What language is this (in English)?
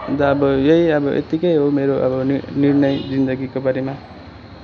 Nepali